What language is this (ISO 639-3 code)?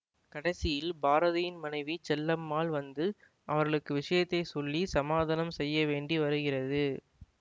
tam